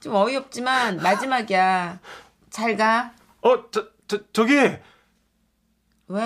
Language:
Korean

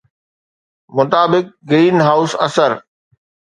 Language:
Sindhi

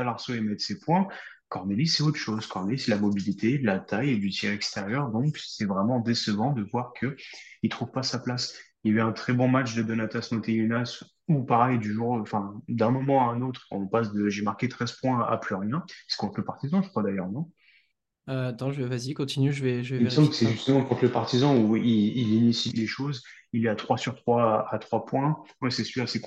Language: French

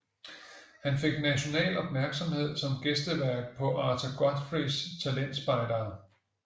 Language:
Danish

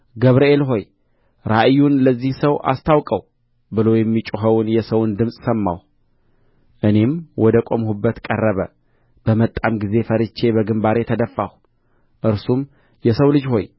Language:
Amharic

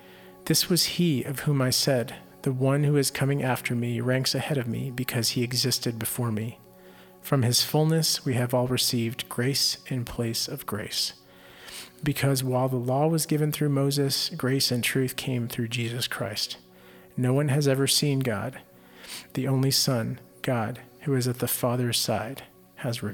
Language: English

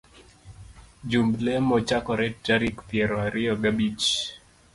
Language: Luo (Kenya and Tanzania)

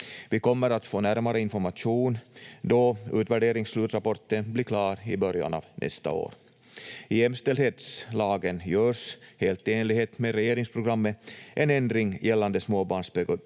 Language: Finnish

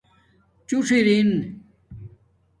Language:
Domaaki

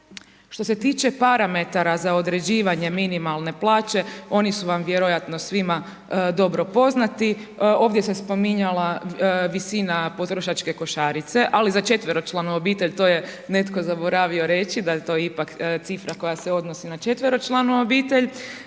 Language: Croatian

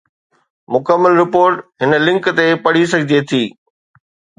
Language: Sindhi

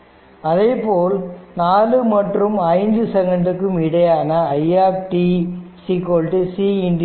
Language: Tamil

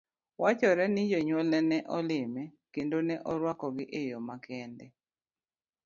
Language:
Luo (Kenya and Tanzania)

